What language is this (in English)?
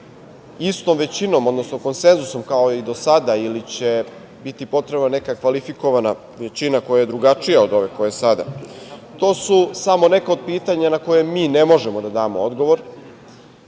Serbian